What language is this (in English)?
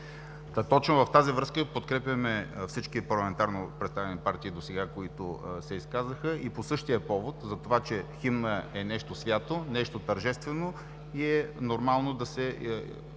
Bulgarian